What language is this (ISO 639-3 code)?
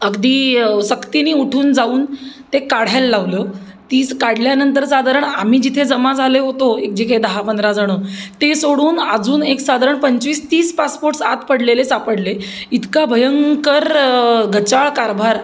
mar